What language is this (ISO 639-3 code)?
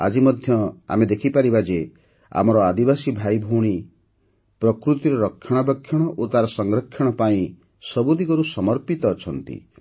ori